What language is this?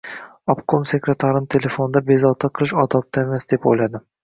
Uzbek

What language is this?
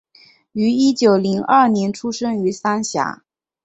Chinese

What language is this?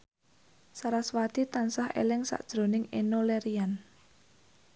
Javanese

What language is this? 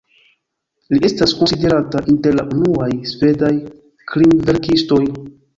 Esperanto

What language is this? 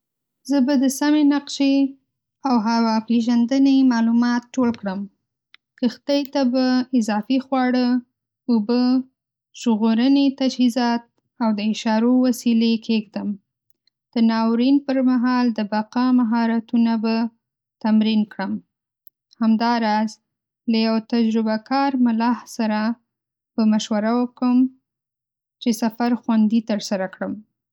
Pashto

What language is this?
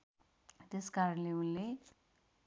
Nepali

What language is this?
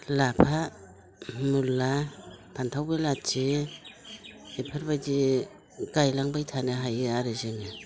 Bodo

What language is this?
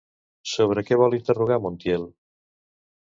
Catalan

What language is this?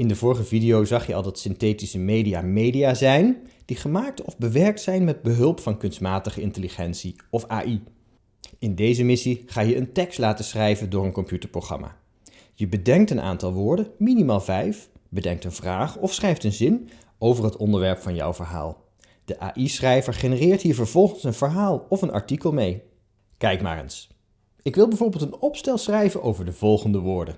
Dutch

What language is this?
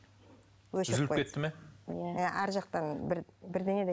Kazakh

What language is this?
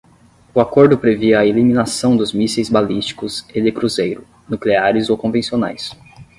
Portuguese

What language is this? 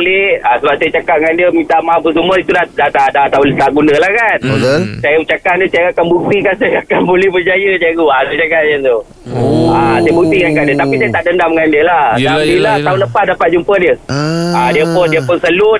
Malay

